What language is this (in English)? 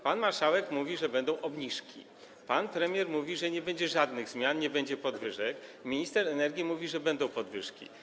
Polish